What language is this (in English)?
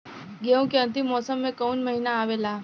Bhojpuri